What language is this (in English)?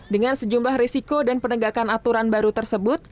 Indonesian